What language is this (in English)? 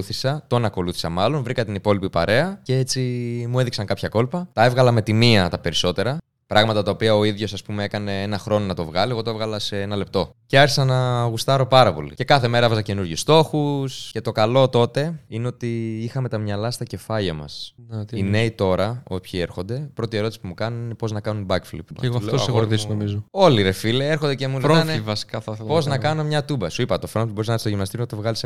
Greek